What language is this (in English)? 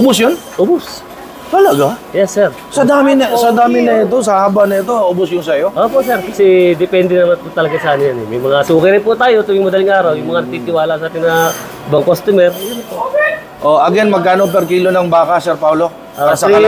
Filipino